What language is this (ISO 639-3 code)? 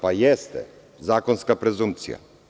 srp